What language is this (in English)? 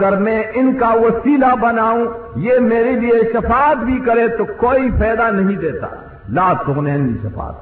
Urdu